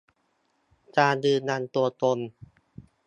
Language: Thai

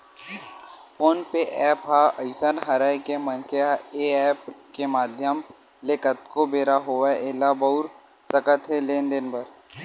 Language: Chhattisgarhi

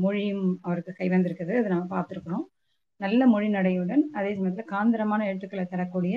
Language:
Tamil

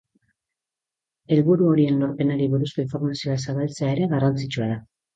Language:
Basque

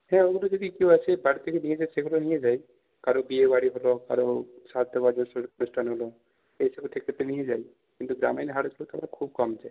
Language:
Bangla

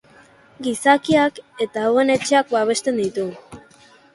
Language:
Basque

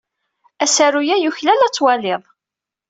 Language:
Kabyle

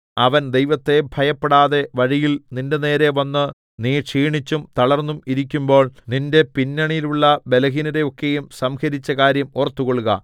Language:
Malayalam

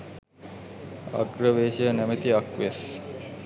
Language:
Sinhala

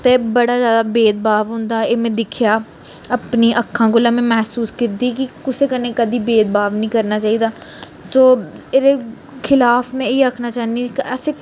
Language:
Dogri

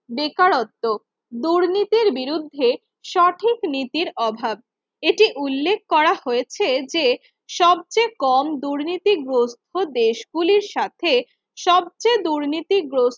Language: Bangla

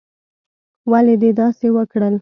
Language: Pashto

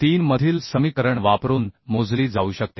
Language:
Marathi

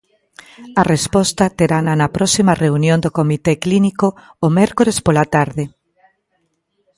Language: Galician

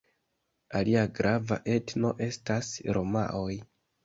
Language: Esperanto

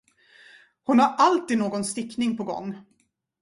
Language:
Swedish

